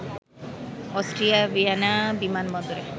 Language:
Bangla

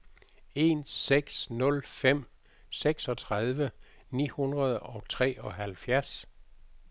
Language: Danish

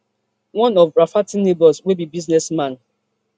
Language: Nigerian Pidgin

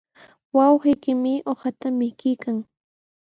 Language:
Sihuas Ancash Quechua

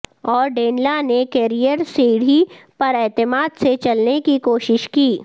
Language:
Urdu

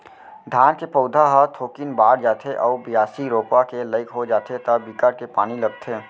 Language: Chhattisgarhi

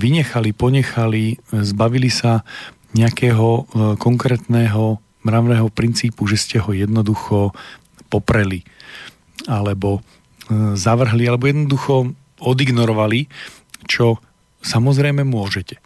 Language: Slovak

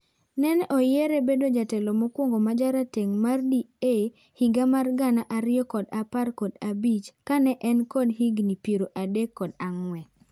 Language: Luo (Kenya and Tanzania)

